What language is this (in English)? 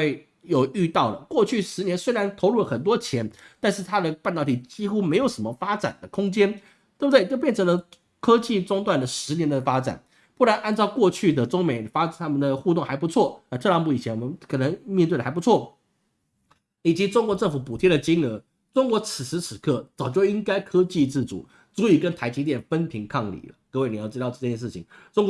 Chinese